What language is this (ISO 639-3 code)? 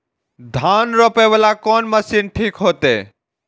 mai